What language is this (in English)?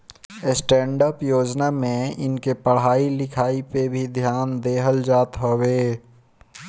Bhojpuri